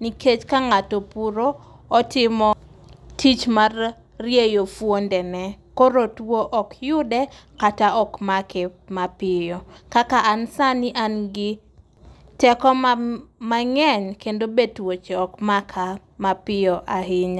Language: Luo (Kenya and Tanzania)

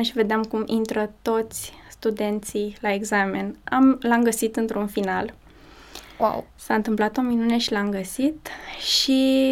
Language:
Romanian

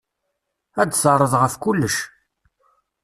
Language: Kabyle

